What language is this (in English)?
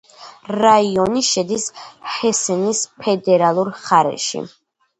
Georgian